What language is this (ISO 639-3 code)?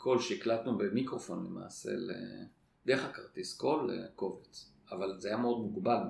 heb